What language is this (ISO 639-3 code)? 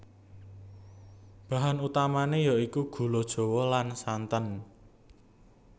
jav